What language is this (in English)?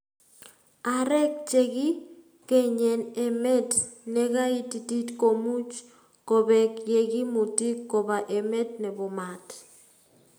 Kalenjin